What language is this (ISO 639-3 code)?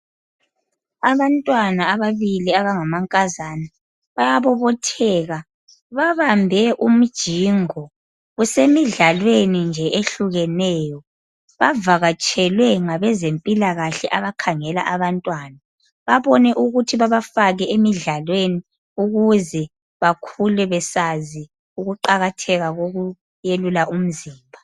nde